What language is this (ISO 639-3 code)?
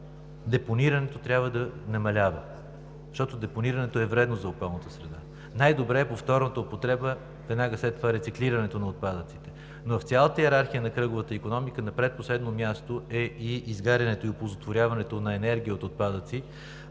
bul